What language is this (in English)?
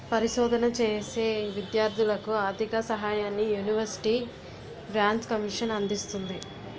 Telugu